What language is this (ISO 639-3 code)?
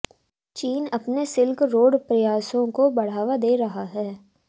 hin